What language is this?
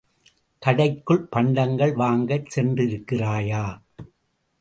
Tamil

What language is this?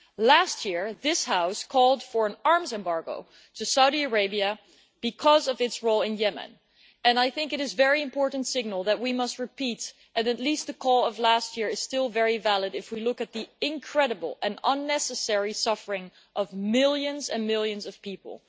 English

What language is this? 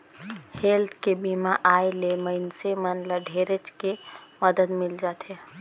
Chhattisgarhi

